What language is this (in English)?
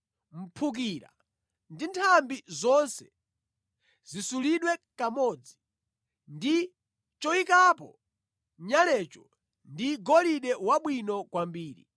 Nyanja